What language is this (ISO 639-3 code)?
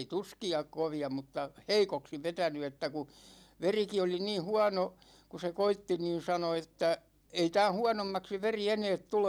fin